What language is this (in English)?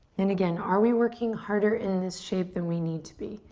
English